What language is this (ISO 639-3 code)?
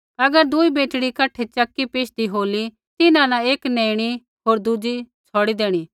kfx